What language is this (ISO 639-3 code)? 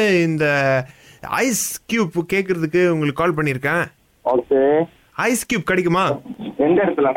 tam